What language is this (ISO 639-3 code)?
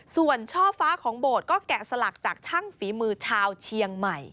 tha